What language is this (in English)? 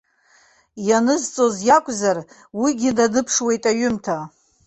Abkhazian